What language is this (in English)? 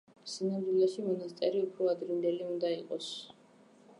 Georgian